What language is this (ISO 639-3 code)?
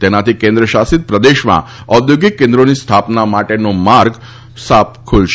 guj